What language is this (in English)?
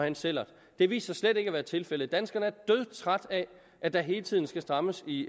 Danish